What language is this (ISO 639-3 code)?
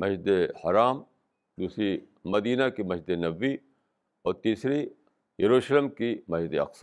urd